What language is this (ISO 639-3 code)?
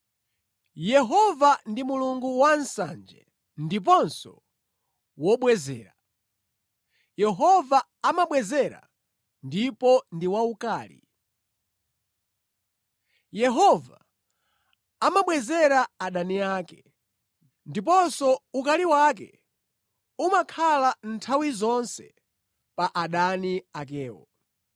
nya